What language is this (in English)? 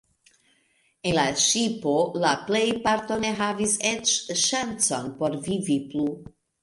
Esperanto